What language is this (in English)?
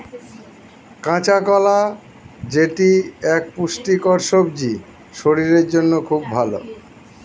Bangla